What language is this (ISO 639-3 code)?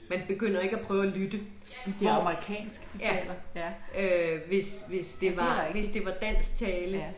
dan